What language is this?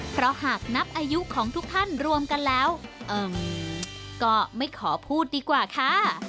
Thai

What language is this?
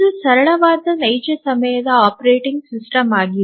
Kannada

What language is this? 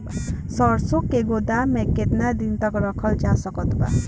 Bhojpuri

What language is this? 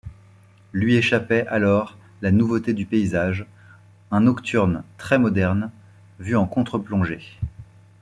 French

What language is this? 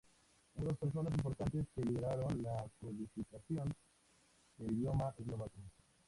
Spanish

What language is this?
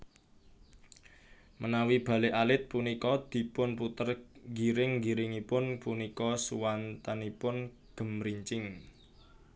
Javanese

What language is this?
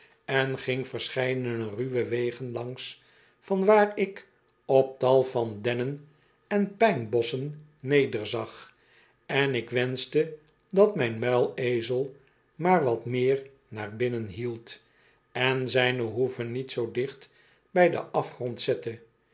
Dutch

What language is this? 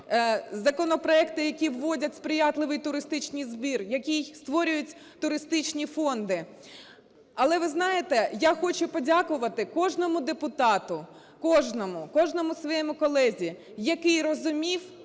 Ukrainian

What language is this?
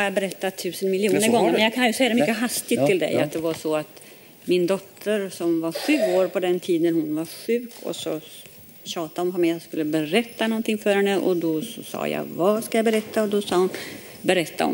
Swedish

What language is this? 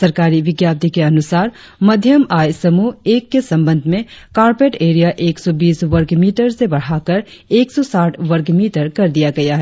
Hindi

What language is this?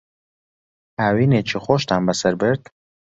Central Kurdish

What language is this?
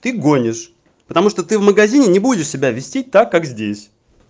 Russian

